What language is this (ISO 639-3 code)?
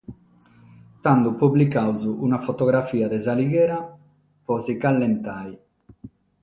srd